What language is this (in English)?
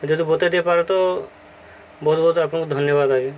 Odia